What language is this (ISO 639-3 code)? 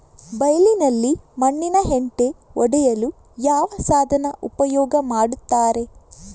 kan